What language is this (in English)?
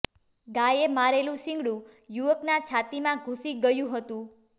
Gujarati